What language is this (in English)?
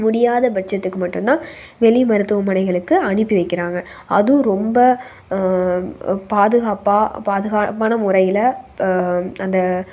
Tamil